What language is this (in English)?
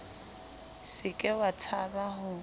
Southern Sotho